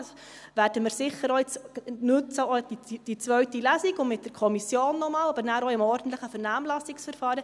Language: Swiss German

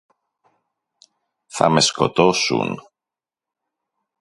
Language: Greek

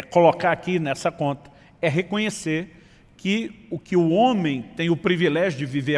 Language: Portuguese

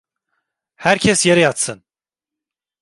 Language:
Turkish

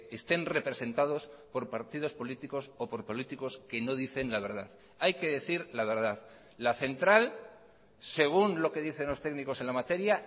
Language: Spanish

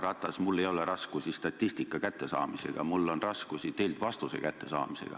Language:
Estonian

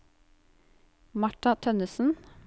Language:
Norwegian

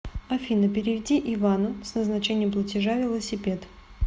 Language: Russian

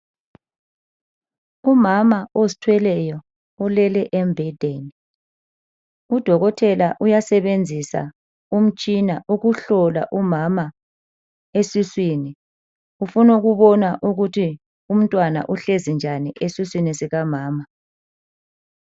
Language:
North Ndebele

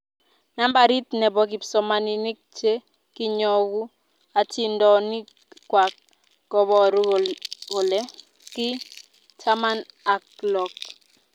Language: Kalenjin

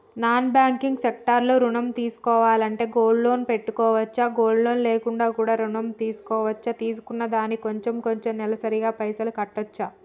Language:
Telugu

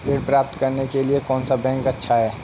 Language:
Hindi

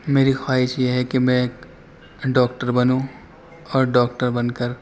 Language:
Urdu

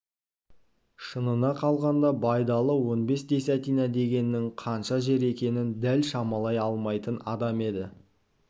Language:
Kazakh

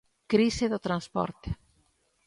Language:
Galician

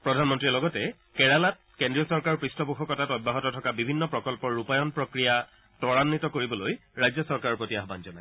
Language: Assamese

